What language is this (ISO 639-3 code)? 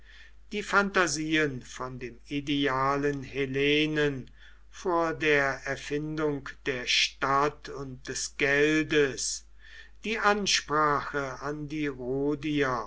deu